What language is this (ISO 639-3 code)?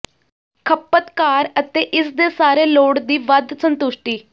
pan